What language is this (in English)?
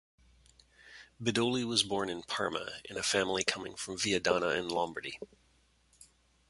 English